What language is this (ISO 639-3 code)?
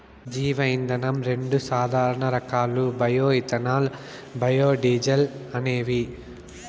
tel